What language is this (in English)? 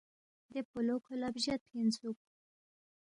Balti